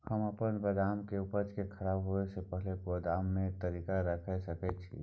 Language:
Maithili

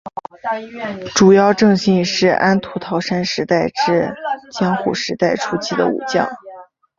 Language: Chinese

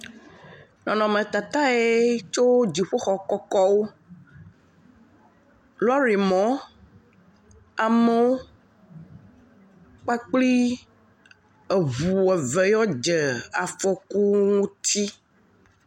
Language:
Ewe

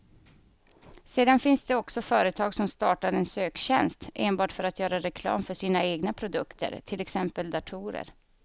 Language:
Swedish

